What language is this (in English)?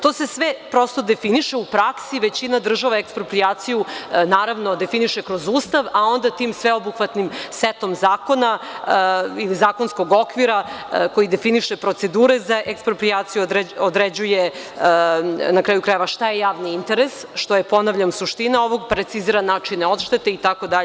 Serbian